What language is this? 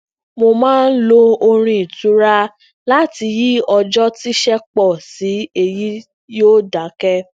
Yoruba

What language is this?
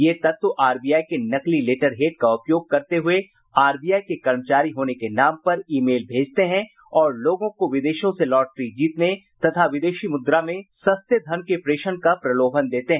Hindi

